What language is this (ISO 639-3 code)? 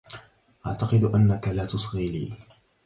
ara